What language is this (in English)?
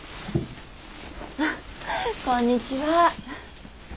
Japanese